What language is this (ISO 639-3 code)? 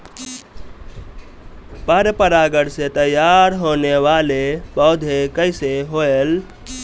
bho